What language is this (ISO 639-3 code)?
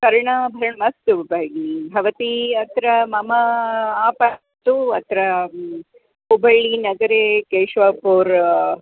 san